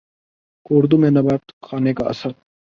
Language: Urdu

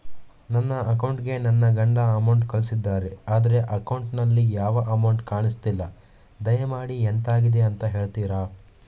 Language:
Kannada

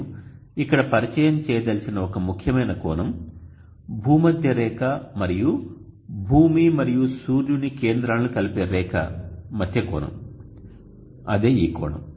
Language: Telugu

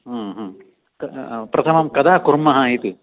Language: Sanskrit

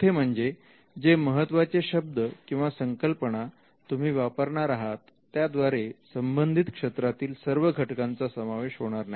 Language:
Marathi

